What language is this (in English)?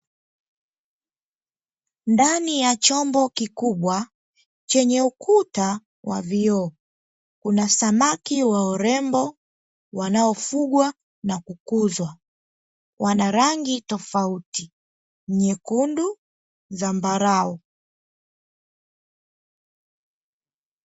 Swahili